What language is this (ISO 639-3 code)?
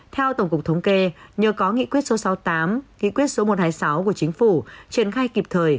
vie